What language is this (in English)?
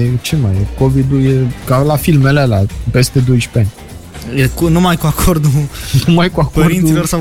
Romanian